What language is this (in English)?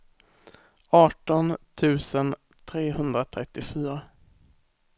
Swedish